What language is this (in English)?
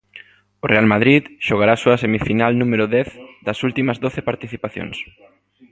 Galician